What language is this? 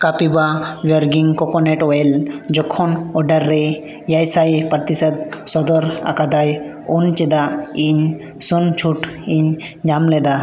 Santali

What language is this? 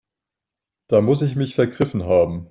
German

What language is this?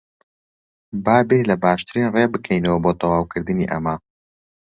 Central Kurdish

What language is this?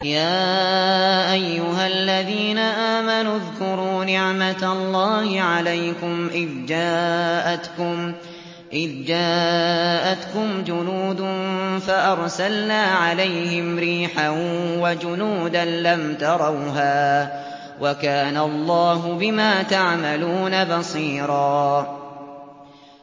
Arabic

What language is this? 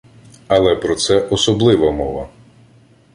Ukrainian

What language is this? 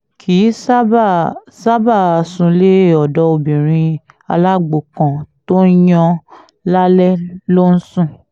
Yoruba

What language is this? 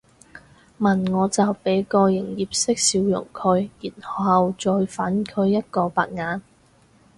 Cantonese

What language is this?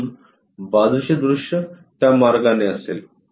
Marathi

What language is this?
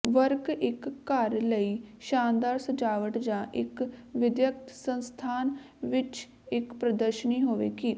Punjabi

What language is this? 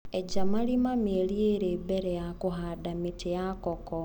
Kikuyu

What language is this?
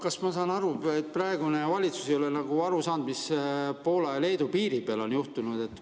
Estonian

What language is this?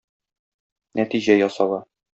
Tatar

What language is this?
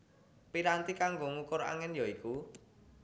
Javanese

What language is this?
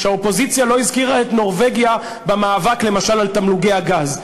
Hebrew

